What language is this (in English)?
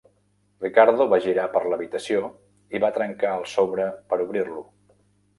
Catalan